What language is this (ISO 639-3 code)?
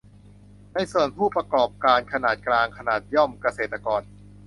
tha